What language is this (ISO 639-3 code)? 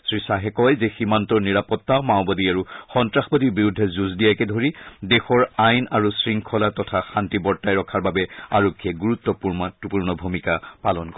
asm